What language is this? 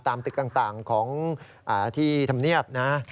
Thai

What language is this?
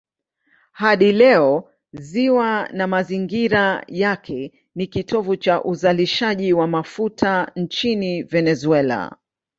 Swahili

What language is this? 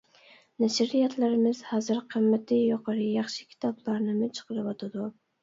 Uyghur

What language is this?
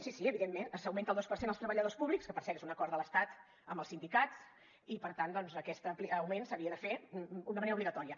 Catalan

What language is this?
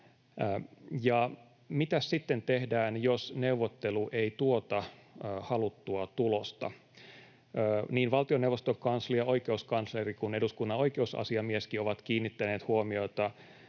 Finnish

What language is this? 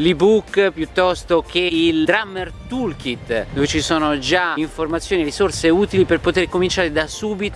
Italian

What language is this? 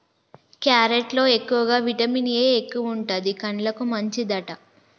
Telugu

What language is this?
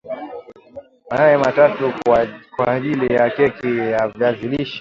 Swahili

